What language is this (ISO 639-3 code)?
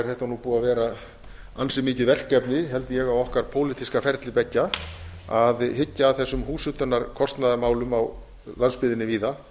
isl